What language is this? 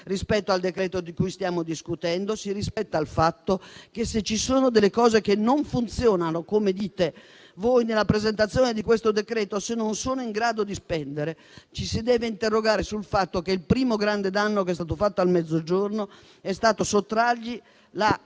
Italian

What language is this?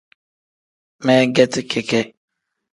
Tem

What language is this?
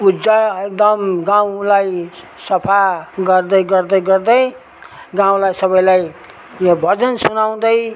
Nepali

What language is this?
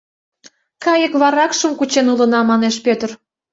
Mari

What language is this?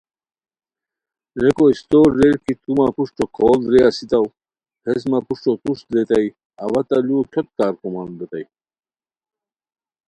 Khowar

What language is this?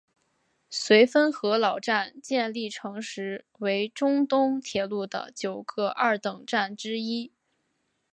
Chinese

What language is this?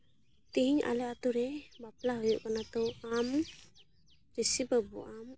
Santali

